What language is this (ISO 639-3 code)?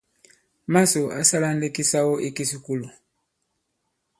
abb